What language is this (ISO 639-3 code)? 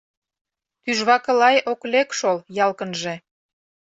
chm